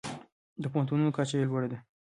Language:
Pashto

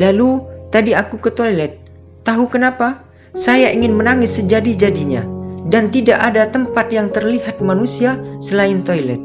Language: Indonesian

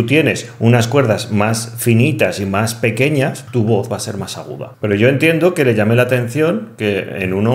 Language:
Spanish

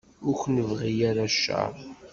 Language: Kabyle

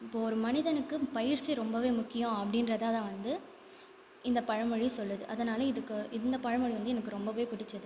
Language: Tamil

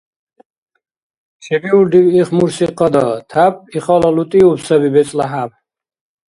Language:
Dargwa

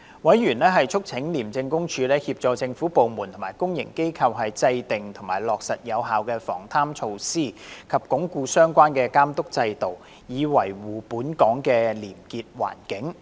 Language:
Cantonese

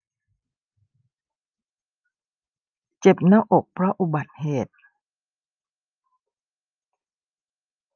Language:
Thai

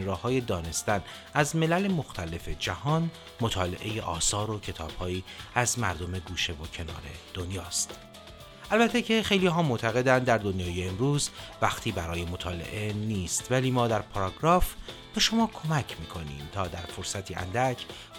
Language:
Persian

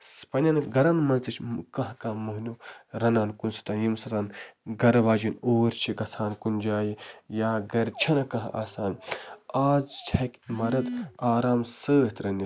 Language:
Kashmiri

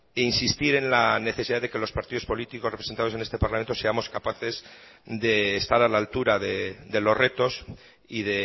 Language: Spanish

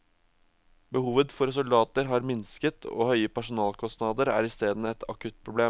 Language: Norwegian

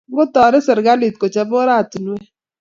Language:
Kalenjin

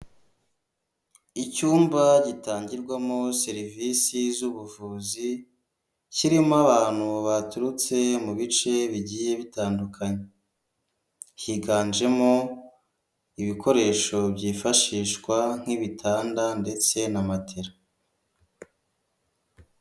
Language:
Kinyarwanda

